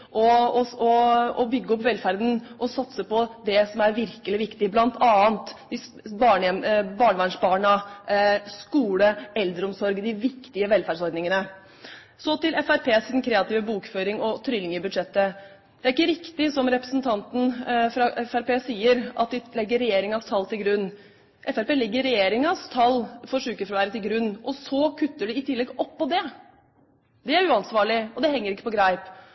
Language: Norwegian Bokmål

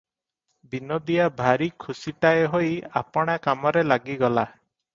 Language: Odia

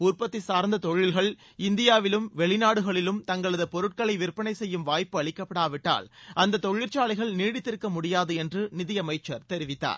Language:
Tamil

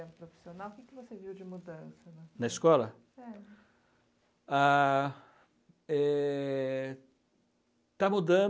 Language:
Portuguese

